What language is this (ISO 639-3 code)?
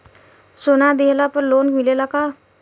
bho